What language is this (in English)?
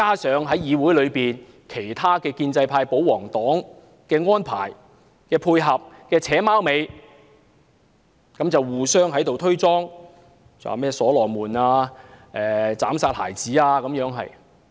Cantonese